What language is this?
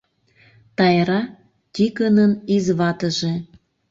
Mari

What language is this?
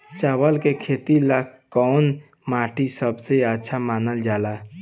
Bhojpuri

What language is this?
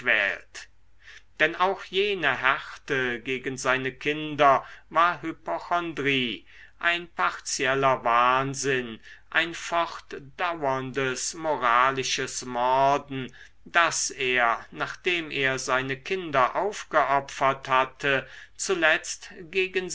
German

